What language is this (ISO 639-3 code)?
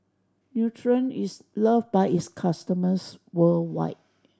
eng